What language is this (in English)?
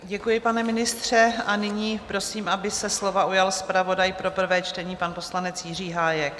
Czech